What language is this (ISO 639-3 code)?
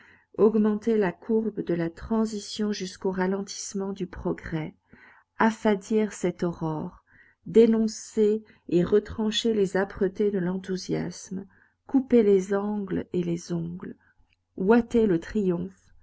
fra